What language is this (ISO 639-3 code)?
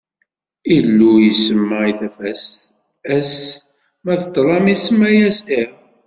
kab